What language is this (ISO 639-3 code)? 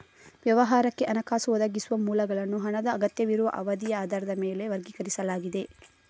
kan